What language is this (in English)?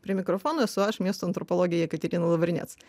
Lithuanian